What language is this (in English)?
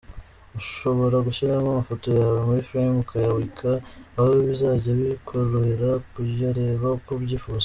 Kinyarwanda